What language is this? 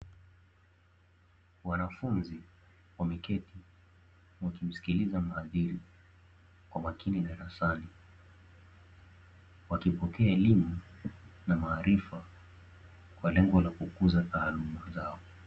Swahili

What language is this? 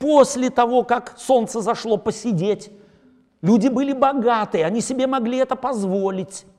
Russian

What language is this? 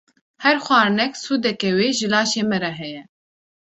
Kurdish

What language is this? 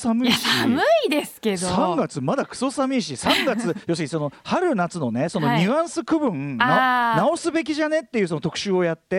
Japanese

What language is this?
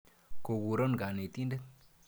Kalenjin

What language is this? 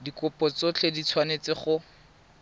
Tswana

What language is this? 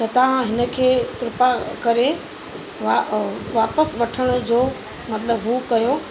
Sindhi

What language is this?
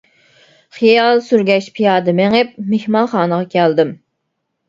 Uyghur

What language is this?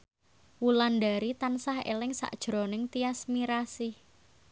Javanese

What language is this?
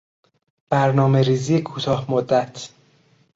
Persian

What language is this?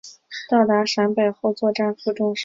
Chinese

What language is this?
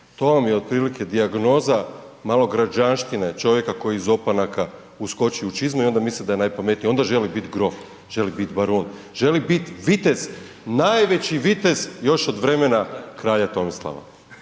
Croatian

